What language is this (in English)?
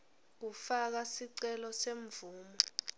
Swati